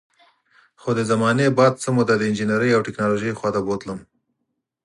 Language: Pashto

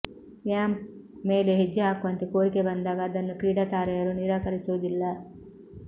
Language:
Kannada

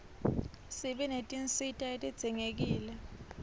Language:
Swati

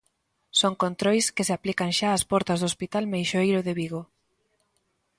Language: Galician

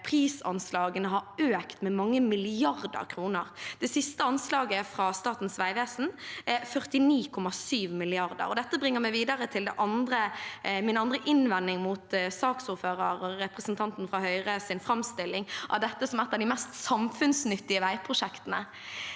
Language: Norwegian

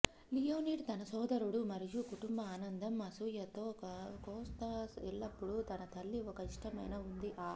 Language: Telugu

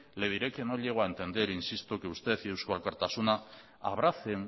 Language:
Spanish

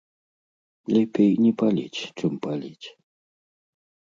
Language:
Belarusian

